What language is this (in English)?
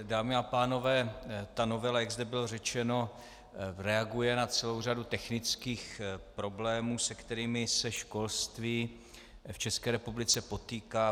Czech